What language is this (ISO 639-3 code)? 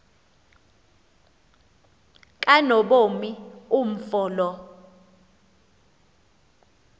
xho